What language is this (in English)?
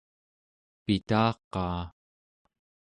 Central Yupik